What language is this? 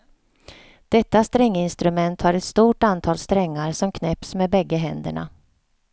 Swedish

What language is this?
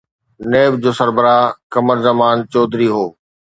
Sindhi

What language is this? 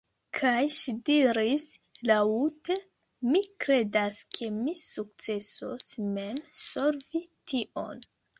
Esperanto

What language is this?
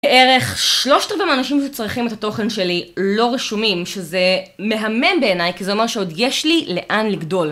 Hebrew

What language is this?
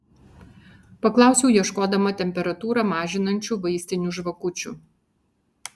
Lithuanian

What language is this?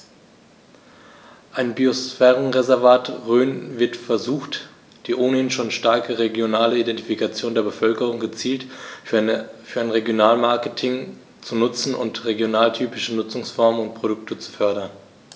German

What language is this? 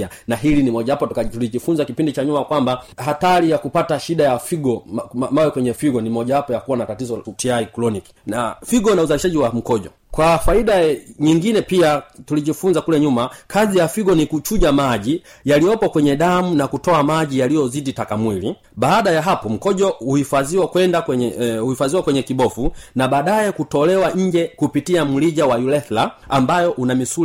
Swahili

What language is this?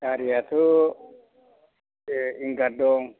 Bodo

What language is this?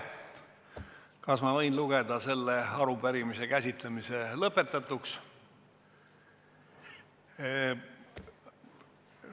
Estonian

